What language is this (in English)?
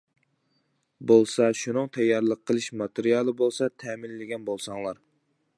Uyghur